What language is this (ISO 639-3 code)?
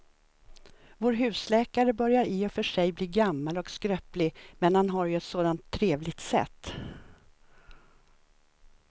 swe